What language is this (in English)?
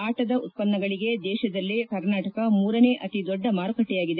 Kannada